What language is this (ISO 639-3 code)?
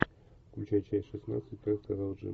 rus